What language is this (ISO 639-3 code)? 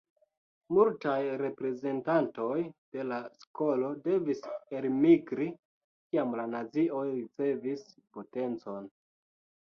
epo